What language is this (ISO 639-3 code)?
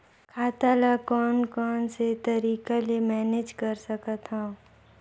hne